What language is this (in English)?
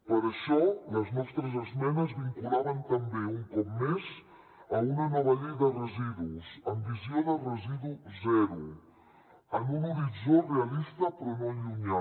Catalan